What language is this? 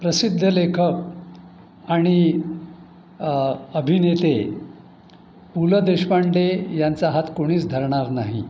Marathi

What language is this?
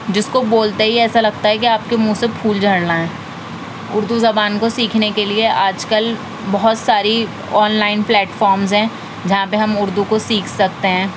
Urdu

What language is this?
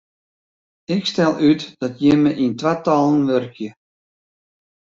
Western Frisian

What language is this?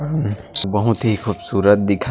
Chhattisgarhi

